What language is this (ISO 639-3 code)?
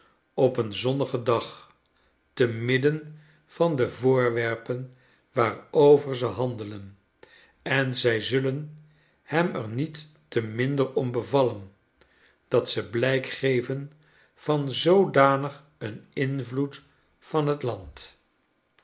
nld